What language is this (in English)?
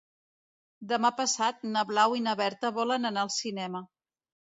Catalan